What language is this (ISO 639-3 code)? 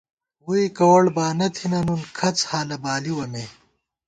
gwt